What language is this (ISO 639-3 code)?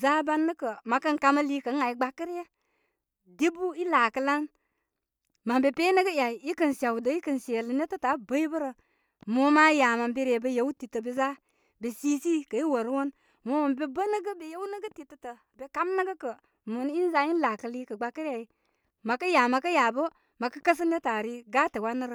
kmy